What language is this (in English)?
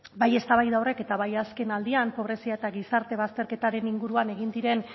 Basque